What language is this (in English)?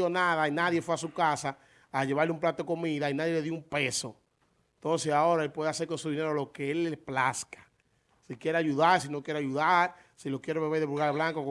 Spanish